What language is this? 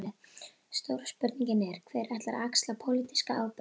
Icelandic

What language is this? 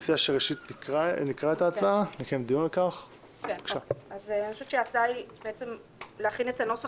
Hebrew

